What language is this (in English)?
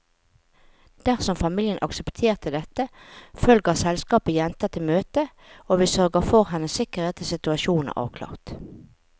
Norwegian